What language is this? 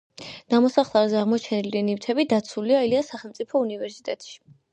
Georgian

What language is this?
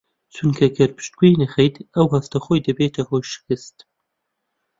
Central Kurdish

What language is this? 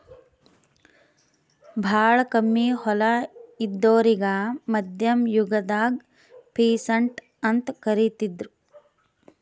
Kannada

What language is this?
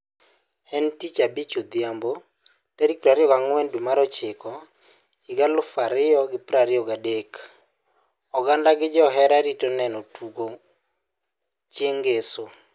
Luo (Kenya and Tanzania)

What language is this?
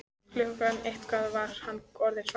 Icelandic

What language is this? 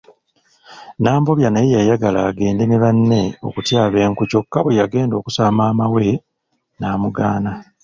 Ganda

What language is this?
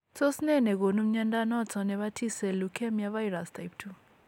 Kalenjin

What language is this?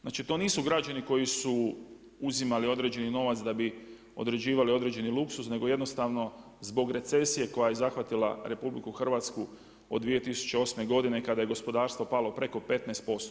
Croatian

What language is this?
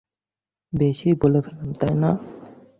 Bangla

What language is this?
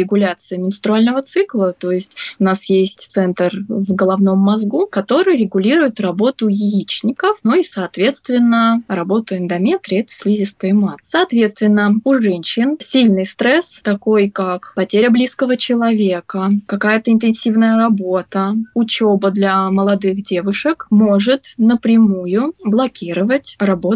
Russian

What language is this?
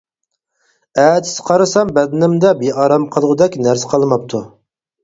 Uyghur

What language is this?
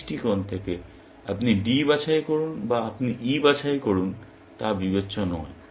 Bangla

